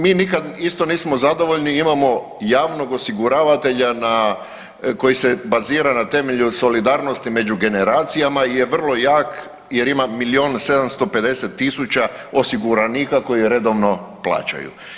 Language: Croatian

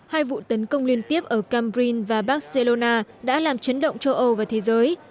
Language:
Vietnamese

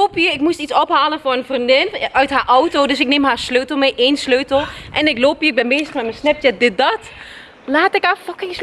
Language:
Dutch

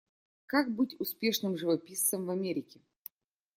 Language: Russian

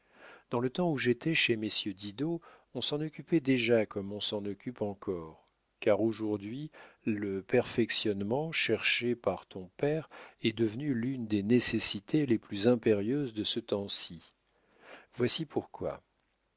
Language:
French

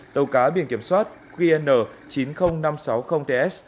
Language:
Vietnamese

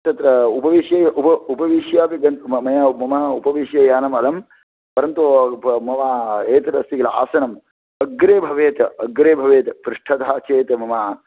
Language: Sanskrit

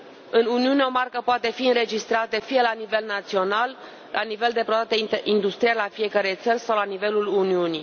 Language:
Romanian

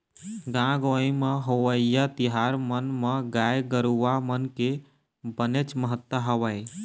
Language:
Chhattisgarhi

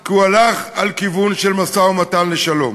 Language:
Hebrew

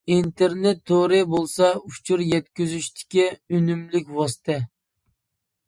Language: Uyghur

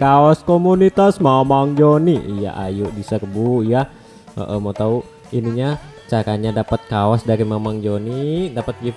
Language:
Indonesian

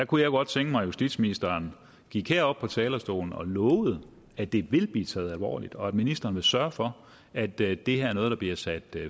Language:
Danish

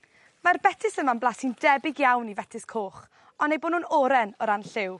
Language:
Welsh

